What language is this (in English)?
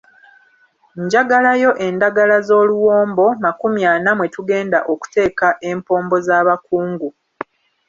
Ganda